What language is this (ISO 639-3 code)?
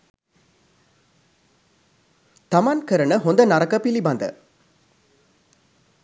sin